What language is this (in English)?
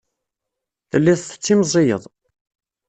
Kabyle